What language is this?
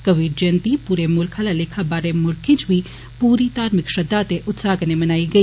Dogri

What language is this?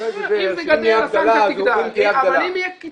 Hebrew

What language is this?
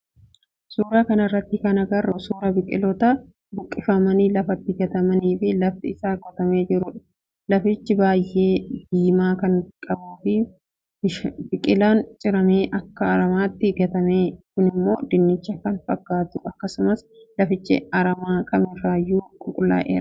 Oromo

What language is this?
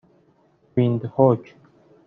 Persian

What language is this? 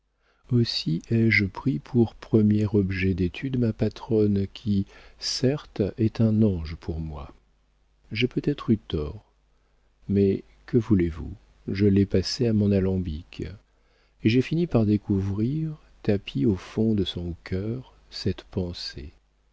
French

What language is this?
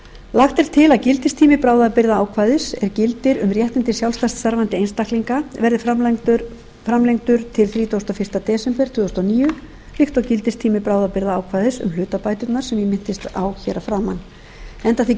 Icelandic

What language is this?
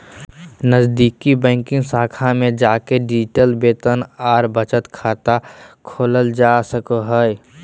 Magahi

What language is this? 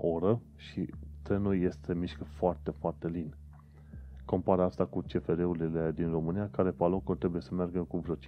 Romanian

